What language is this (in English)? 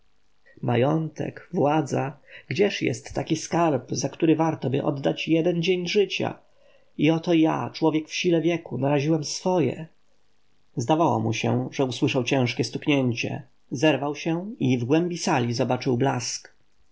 Polish